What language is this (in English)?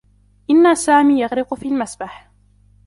Arabic